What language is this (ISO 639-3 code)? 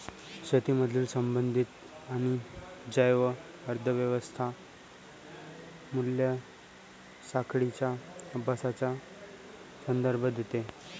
mar